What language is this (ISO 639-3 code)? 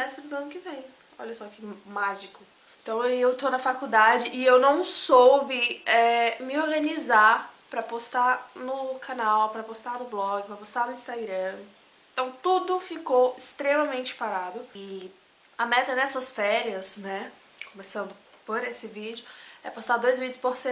por